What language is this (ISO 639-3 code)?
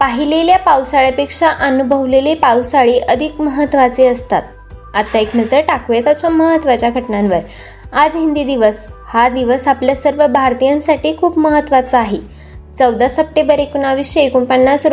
mar